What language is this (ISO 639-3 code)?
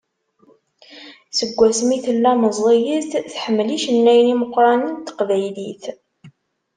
kab